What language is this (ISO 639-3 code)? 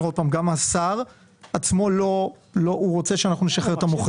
heb